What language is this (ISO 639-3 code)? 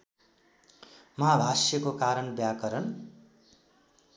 nep